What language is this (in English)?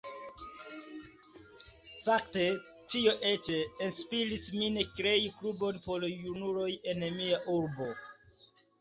Esperanto